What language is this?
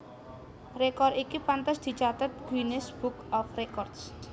Javanese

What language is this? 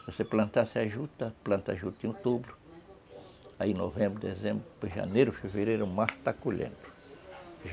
Portuguese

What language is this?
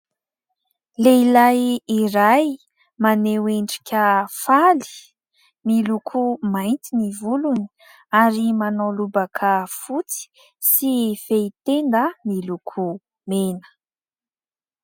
Malagasy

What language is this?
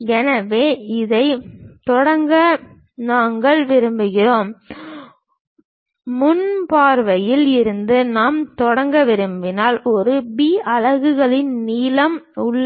Tamil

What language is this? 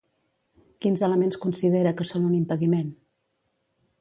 Catalan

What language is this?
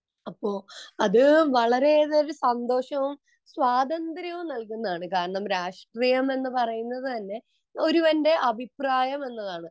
Malayalam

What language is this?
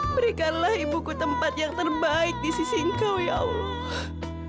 Indonesian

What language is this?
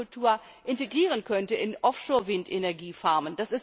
German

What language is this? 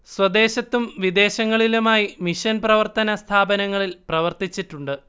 Malayalam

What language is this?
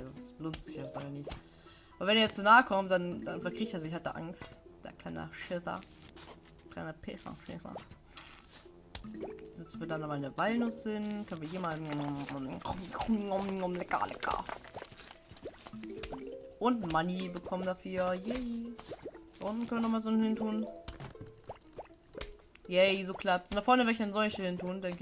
German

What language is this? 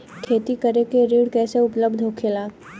Bhojpuri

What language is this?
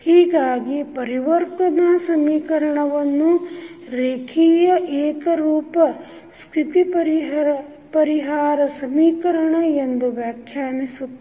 Kannada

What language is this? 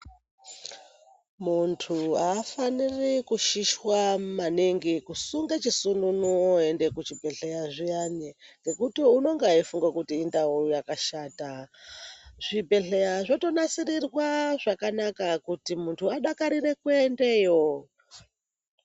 Ndau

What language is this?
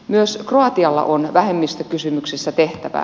Finnish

